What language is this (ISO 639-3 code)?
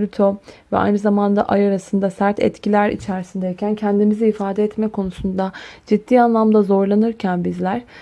tur